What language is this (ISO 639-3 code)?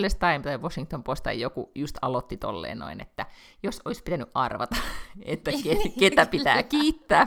fin